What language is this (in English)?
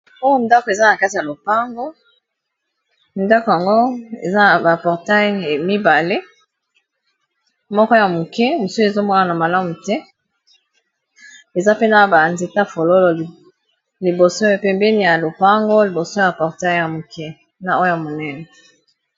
Lingala